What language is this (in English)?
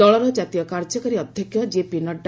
Odia